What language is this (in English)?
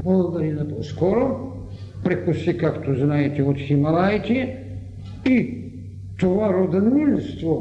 Bulgarian